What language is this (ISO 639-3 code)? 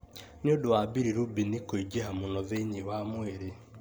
kik